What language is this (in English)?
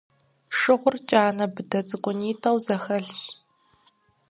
Kabardian